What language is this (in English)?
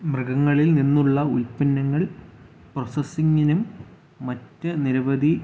Malayalam